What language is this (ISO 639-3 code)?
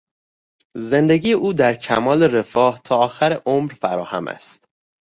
fas